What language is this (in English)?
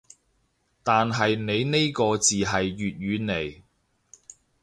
Cantonese